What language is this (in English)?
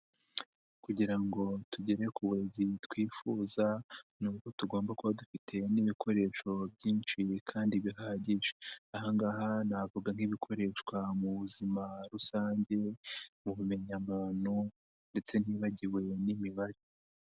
Kinyarwanda